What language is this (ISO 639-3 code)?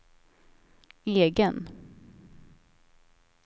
swe